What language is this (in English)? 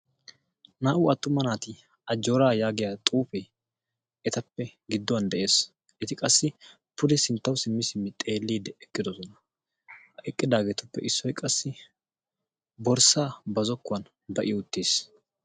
Wolaytta